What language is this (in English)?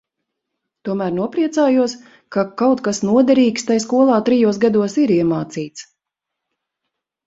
Latvian